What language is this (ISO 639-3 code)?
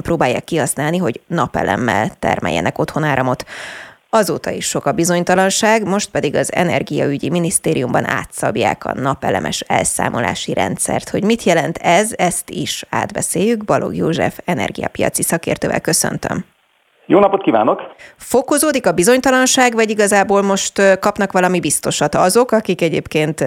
hun